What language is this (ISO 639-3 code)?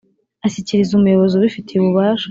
kin